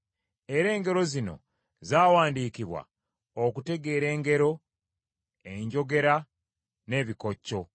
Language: Ganda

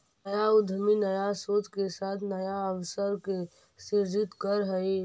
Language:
Magahi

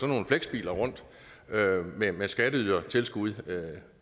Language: Danish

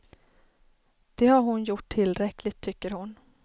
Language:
Swedish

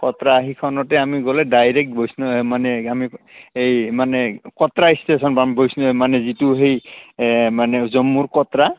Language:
Assamese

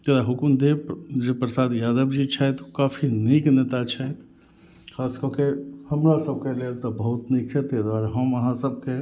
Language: Maithili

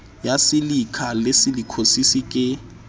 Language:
Southern Sotho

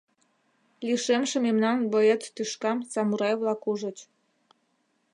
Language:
Mari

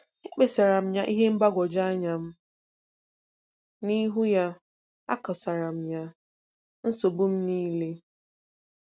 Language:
Igbo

